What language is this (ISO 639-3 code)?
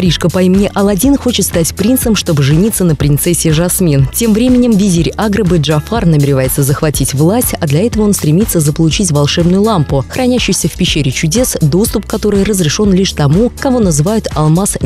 rus